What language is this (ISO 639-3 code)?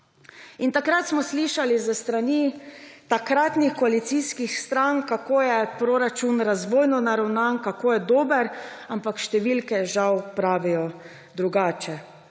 slv